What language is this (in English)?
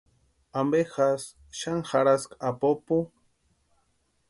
Western Highland Purepecha